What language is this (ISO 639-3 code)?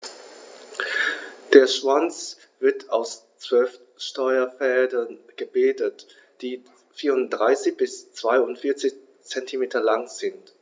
deu